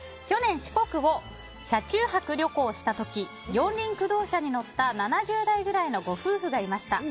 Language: Japanese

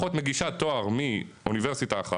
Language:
Hebrew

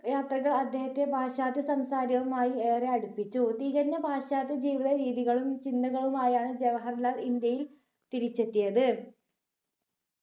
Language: Malayalam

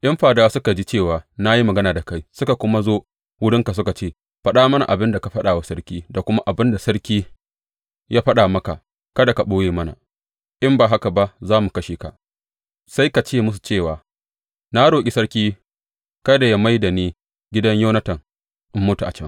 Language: Hausa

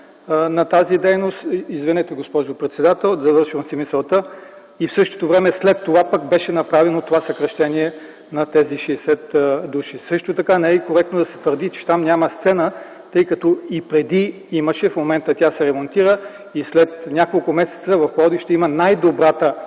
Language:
Bulgarian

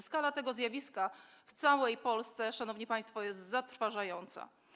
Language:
Polish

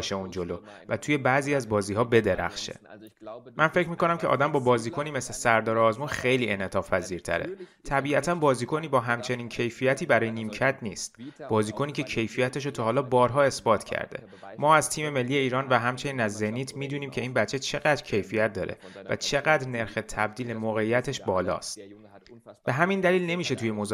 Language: Persian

